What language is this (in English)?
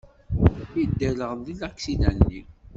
Kabyle